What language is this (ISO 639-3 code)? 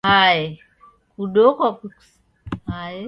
dav